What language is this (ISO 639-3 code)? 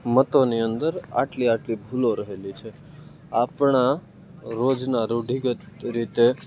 guj